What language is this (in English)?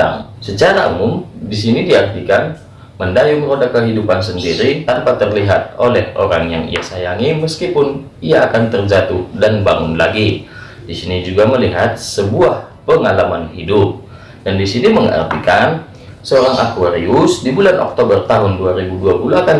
Indonesian